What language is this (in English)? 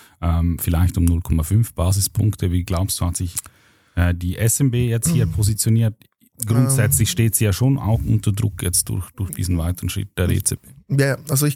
German